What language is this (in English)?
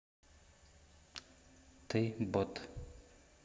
Russian